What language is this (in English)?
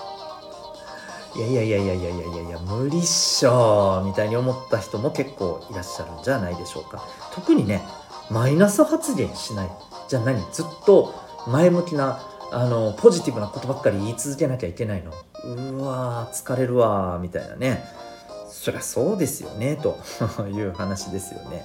Japanese